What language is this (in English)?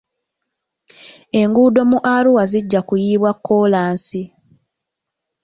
Ganda